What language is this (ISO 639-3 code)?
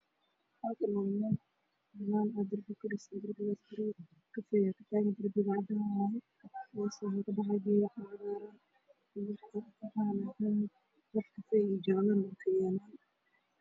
som